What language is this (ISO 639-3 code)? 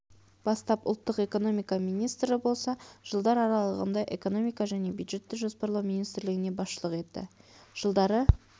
kaz